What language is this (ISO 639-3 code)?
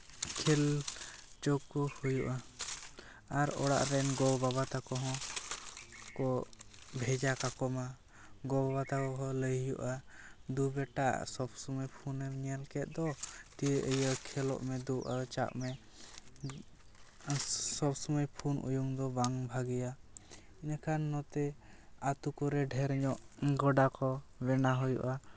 sat